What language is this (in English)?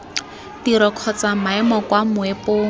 Tswana